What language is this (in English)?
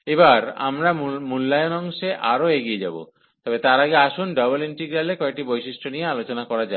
Bangla